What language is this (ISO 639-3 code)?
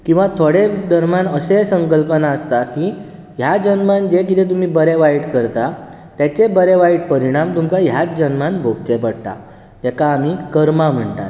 kok